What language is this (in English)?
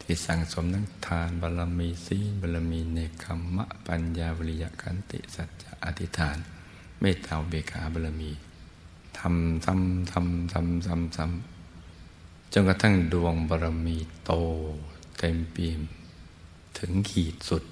Thai